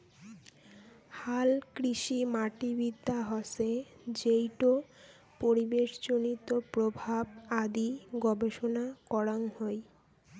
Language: Bangla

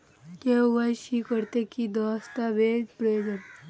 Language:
Bangla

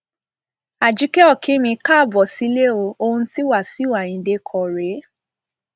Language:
Yoruba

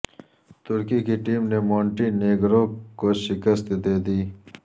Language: Urdu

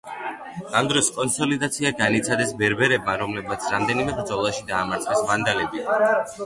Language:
Georgian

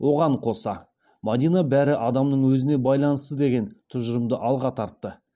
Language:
Kazakh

